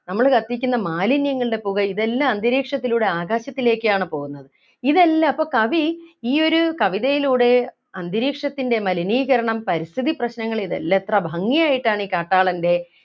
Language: Malayalam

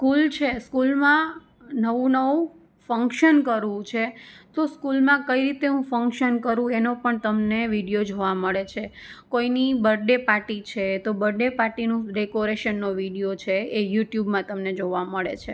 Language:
Gujarati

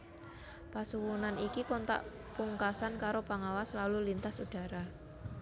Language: Javanese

